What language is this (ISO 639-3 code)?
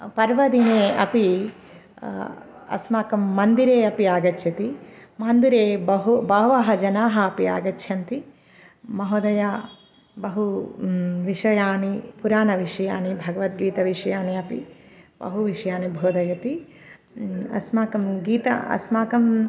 san